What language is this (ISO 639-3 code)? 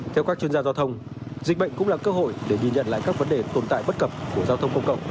vie